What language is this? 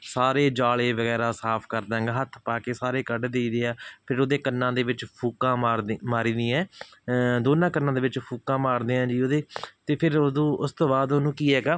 Punjabi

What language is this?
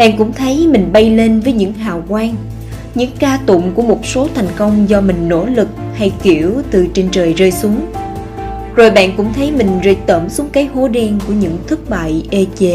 Vietnamese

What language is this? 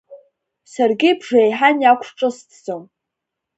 Abkhazian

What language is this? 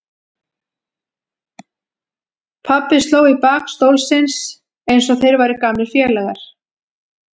Icelandic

